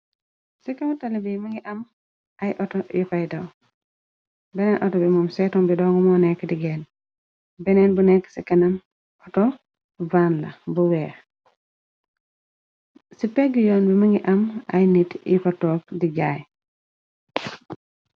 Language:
Wolof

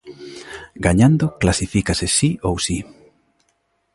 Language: Galician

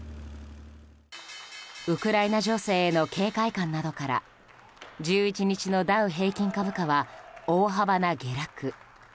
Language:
Japanese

